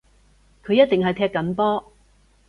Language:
Cantonese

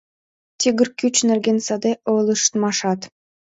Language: Mari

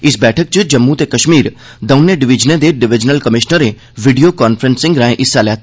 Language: Dogri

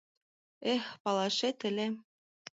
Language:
Mari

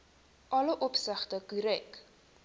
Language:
Afrikaans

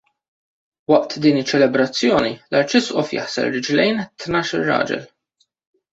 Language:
Maltese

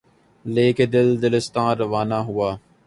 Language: Urdu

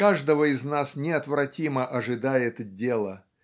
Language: Russian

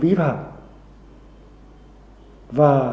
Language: Vietnamese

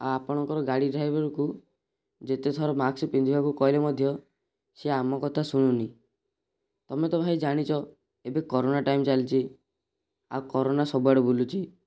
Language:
Odia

